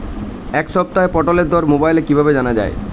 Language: Bangla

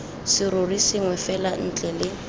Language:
Tswana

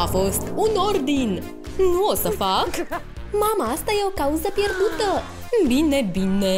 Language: Romanian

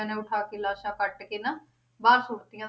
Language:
Punjabi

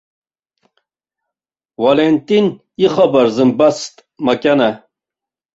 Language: Abkhazian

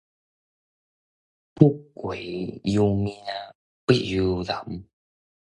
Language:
Min Nan Chinese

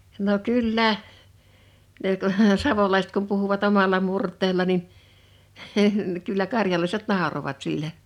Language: Finnish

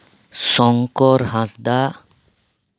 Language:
Santali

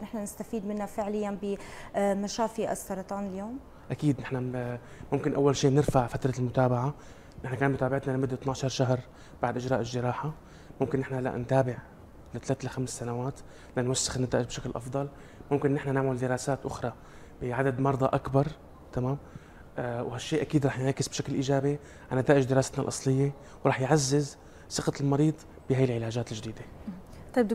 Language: Arabic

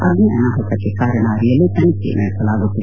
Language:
Kannada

